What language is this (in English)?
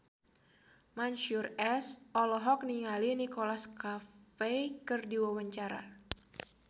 Sundanese